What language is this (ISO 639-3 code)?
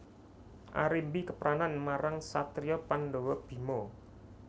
jav